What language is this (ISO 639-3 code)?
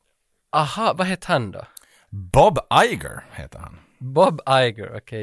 swe